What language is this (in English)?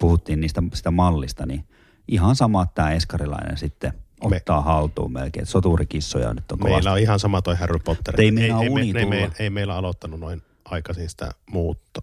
Finnish